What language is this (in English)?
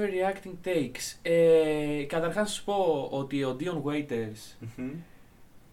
Greek